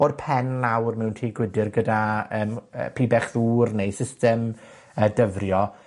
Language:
Welsh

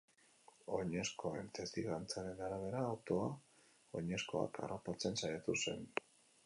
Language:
Basque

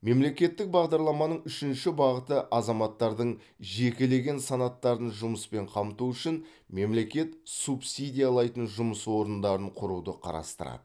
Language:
Kazakh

